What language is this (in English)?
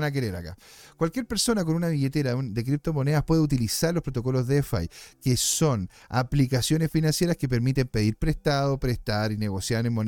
Spanish